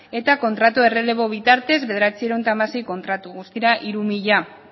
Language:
Basque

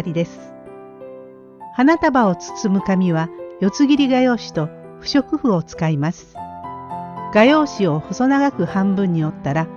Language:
Japanese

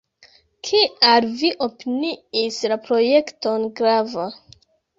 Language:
Esperanto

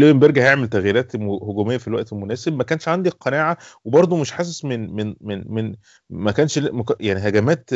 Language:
Arabic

